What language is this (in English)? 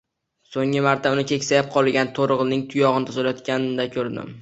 Uzbek